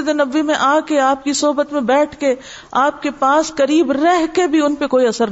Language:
Urdu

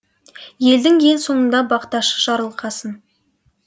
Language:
Kazakh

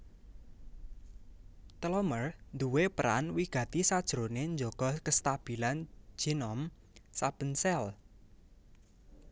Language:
Javanese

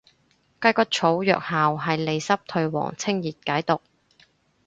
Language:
Cantonese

